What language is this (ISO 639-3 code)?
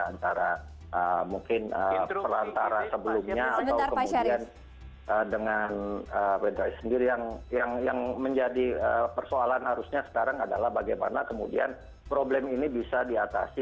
ind